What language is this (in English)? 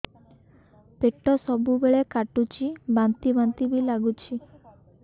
Odia